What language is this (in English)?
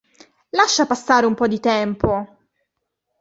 Italian